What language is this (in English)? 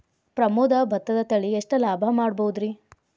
Kannada